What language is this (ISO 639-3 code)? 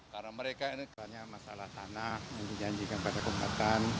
ind